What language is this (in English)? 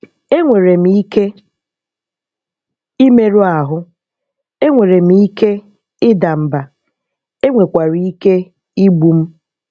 Igbo